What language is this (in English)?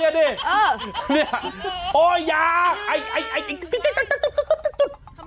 Thai